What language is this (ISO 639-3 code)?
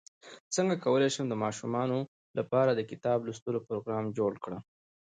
pus